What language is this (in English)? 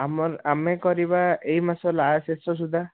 Odia